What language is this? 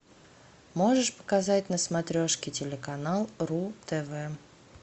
Russian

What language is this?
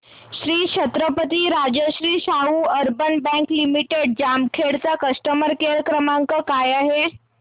Marathi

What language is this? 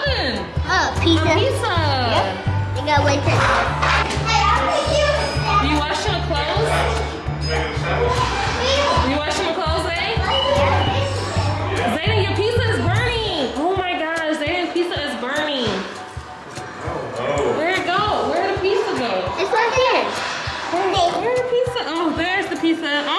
English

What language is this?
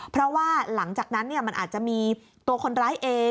Thai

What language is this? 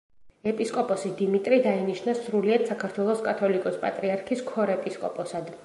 Georgian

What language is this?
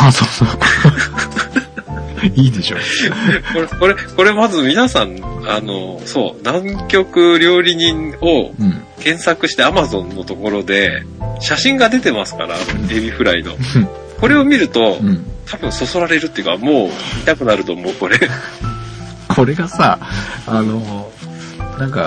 Japanese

